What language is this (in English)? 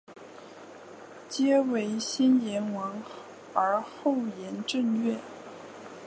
Chinese